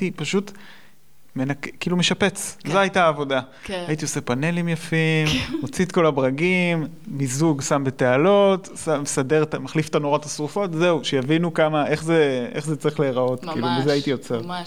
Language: Hebrew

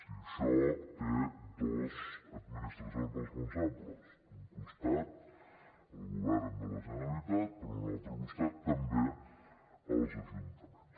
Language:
Catalan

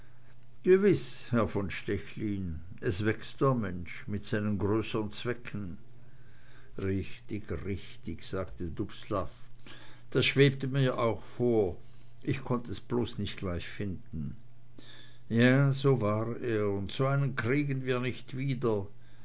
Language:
German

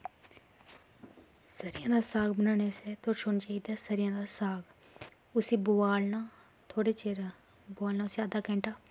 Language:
Dogri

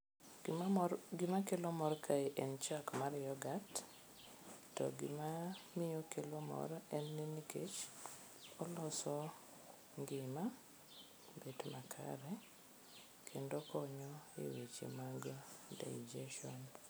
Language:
Luo (Kenya and Tanzania)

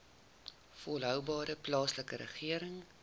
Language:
Afrikaans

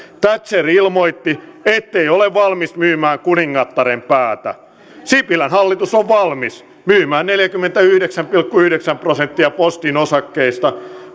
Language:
Finnish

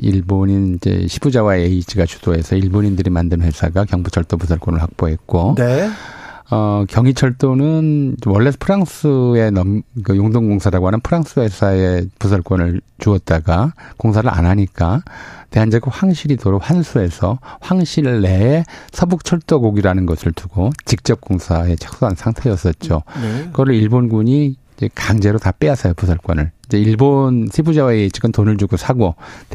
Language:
Korean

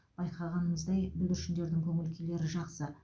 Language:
Kazakh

